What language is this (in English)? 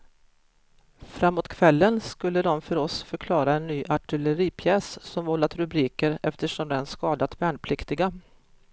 Swedish